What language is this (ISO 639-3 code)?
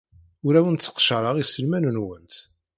kab